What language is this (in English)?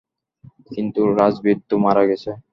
Bangla